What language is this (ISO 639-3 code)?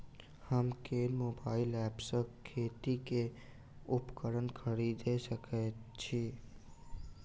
mai